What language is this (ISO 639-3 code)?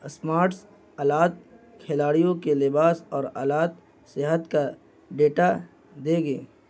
urd